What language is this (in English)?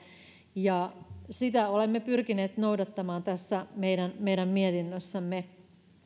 Finnish